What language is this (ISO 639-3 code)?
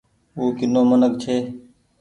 gig